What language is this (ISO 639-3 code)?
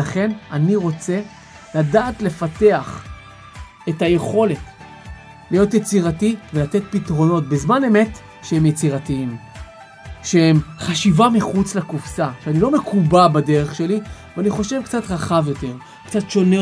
heb